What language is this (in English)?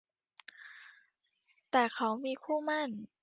Thai